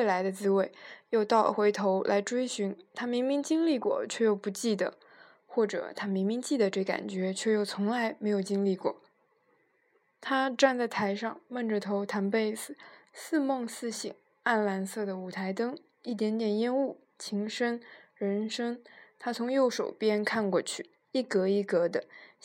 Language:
Chinese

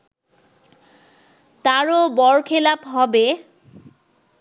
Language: Bangla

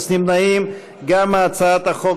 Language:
Hebrew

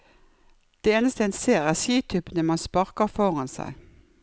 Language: Norwegian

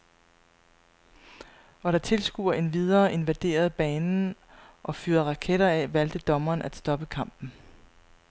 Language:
Danish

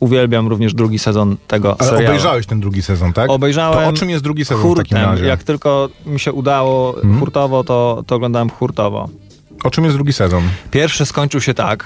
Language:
Polish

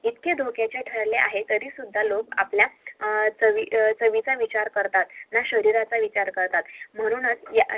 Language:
Marathi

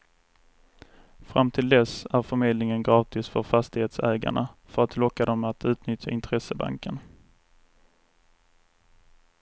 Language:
Swedish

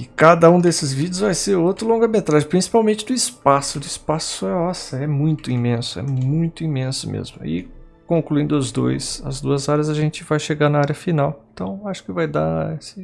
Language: Portuguese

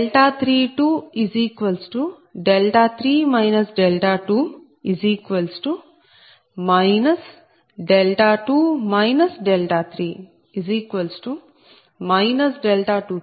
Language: Telugu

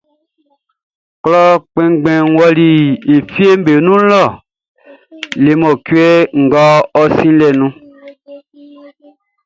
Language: Baoulé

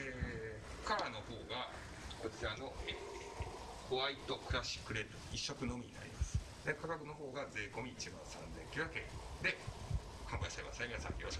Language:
Japanese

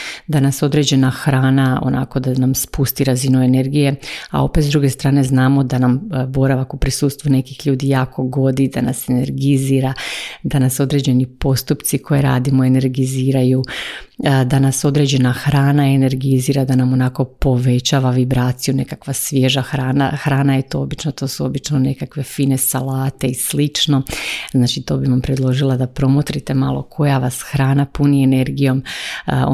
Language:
Croatian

